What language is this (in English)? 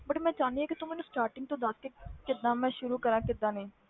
Punjabi